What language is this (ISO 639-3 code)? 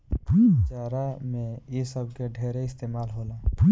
bho